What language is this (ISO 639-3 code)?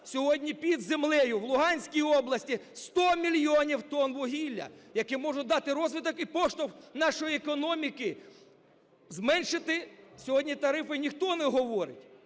ukr